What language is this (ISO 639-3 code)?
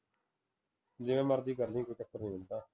pan